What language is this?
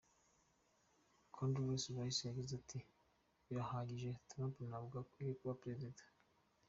Kinyarwanda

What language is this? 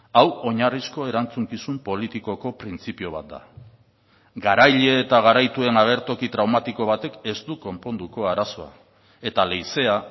Basque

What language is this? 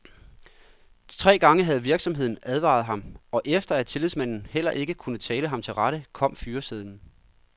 Danish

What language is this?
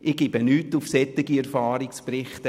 Swiss German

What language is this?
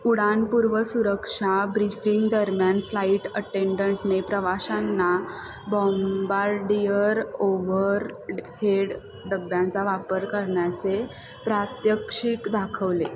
Marathi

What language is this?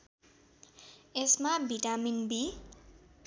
Nepali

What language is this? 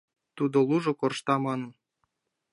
Mari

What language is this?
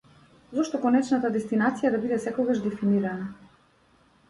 Macedonian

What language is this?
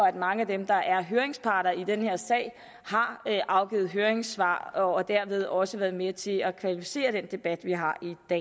Danish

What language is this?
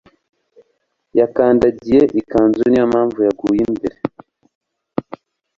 Kinyarwanda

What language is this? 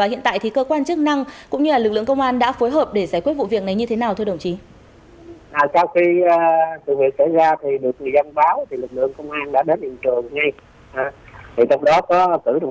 Vietnamese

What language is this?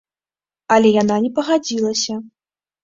Belarusian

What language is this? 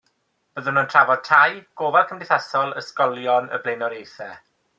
Welsh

